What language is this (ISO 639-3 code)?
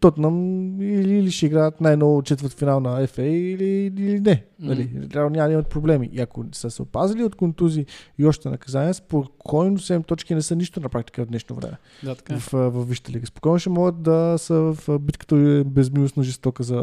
bul